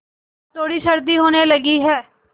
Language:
Hindi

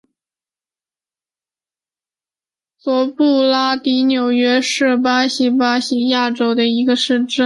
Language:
Chinese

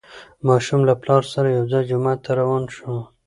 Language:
Pashto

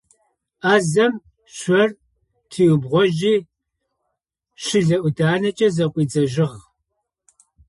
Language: Adyghe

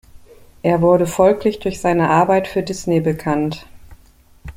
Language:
German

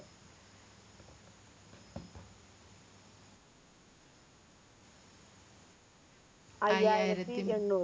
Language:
Malayalam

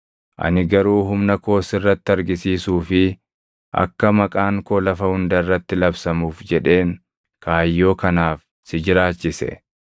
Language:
Oromo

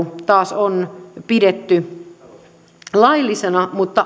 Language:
Finnish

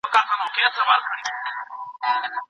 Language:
Pashto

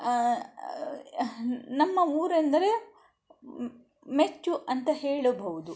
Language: Kannada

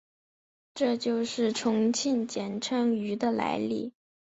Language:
Chinese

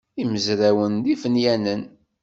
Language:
Kabyle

